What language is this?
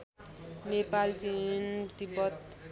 Nepali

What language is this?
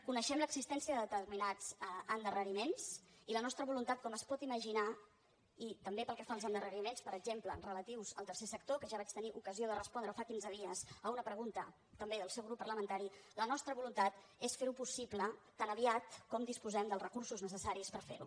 Catalan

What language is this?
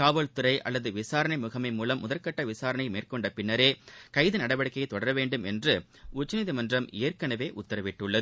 Tamil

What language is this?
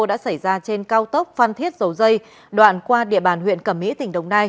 Vietnamese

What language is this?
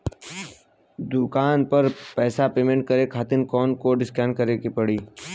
Bhojpuri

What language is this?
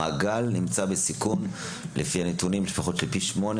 Hebrew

